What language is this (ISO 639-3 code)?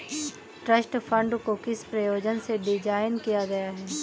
hin